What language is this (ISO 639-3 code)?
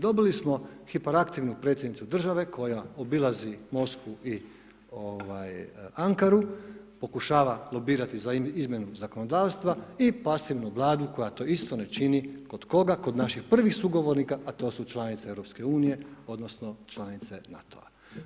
hrv